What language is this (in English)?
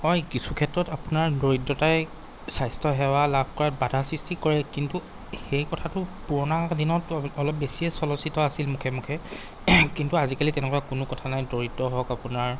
Assamese